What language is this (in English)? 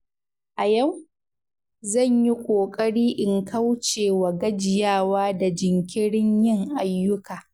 Hausa